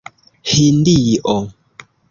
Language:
Esperanto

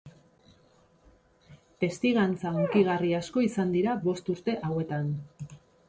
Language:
Basque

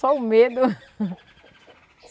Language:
Portuguese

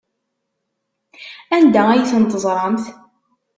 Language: Kabyle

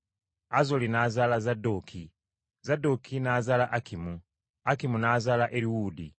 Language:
Ganda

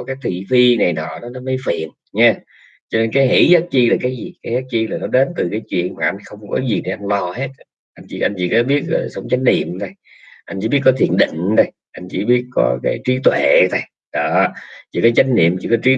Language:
Vietnamese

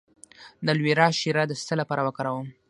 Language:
Pashto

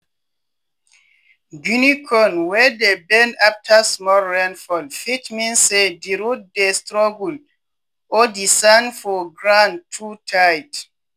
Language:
Nigerian Pidgin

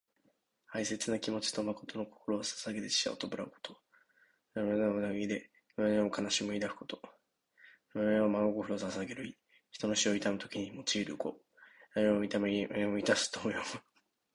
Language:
Japanese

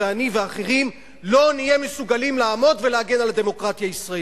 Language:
Hebrew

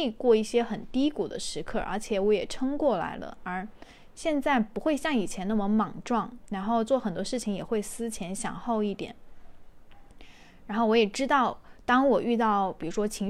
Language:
Chinese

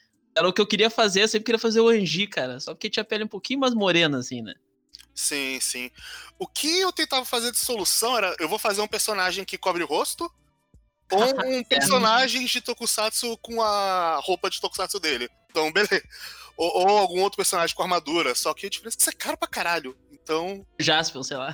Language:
Portuguese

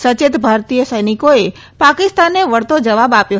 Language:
Gujarati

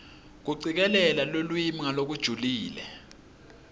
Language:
Swati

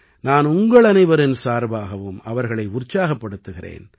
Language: Tamil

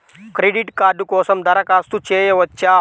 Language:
Telugu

